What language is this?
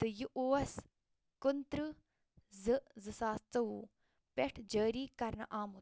Kashmiri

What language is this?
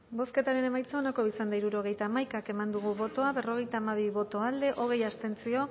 Basque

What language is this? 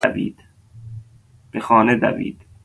Persian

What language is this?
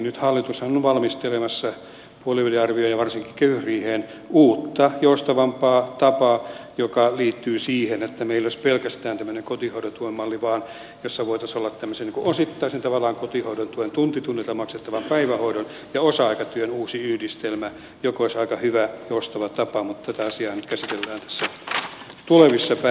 Finnish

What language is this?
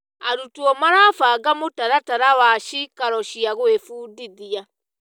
Kikuyu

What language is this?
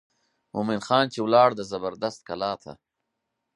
Pashto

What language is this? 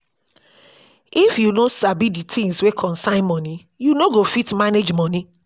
Nigerian Pidgin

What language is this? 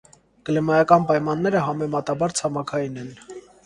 Armenian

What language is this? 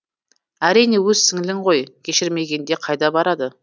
Kazakh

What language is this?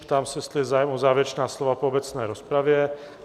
Czech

